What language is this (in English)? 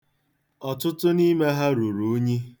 Igbo